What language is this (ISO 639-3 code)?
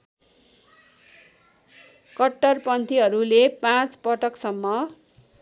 nep